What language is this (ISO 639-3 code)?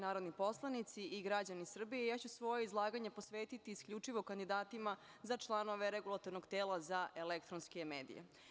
srp